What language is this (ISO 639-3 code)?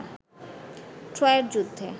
ben